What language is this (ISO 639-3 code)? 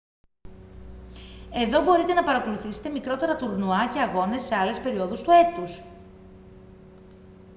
ell